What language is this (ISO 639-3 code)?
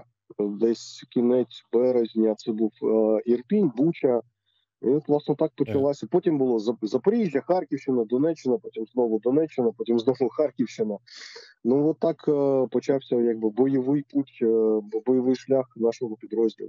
ukr